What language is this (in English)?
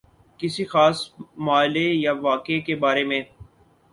Urdu